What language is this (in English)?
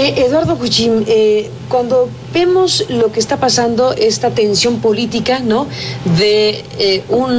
Spanish